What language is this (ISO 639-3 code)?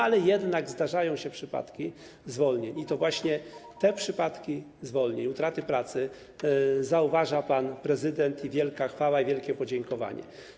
pol